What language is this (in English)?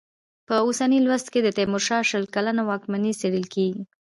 Pashto